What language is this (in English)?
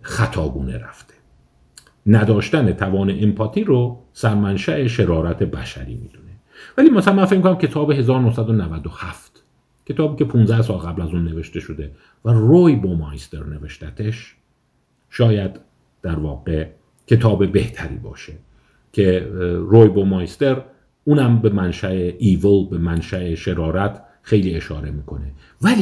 Persian